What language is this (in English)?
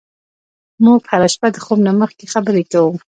Pashto